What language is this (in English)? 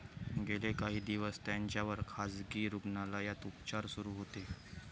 Marathi